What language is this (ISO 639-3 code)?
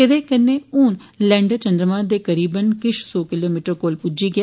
doi